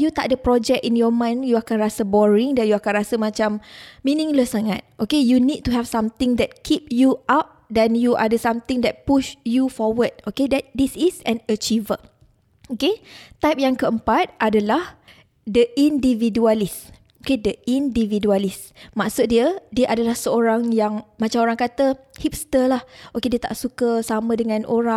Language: Malay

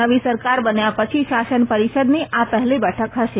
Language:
Gujarati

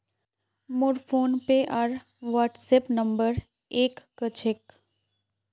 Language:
Magahi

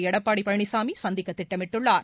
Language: Tamil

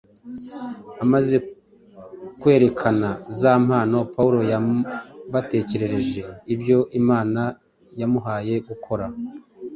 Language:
Kinyarwanda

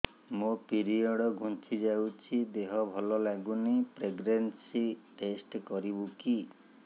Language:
Odia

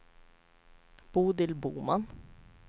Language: Swedish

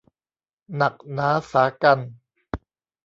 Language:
Thai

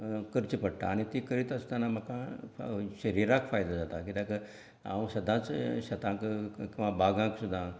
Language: Konkani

